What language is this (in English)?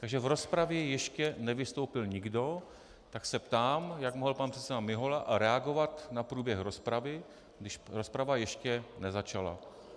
Czech